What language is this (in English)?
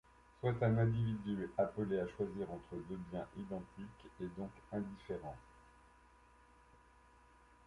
French